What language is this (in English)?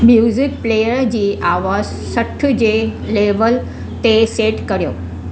Sindhi